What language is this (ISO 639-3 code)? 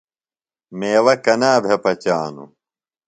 phl